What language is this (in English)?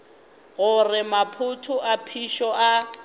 Northern Sotho